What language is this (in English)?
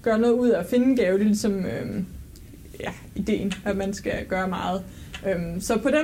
Danish